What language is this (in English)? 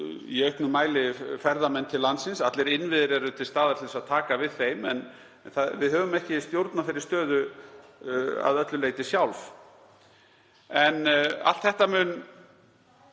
Icelandic